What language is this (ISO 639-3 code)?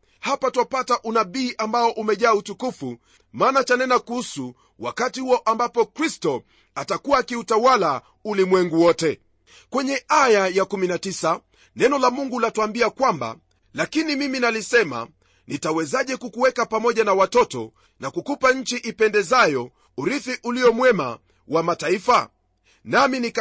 swa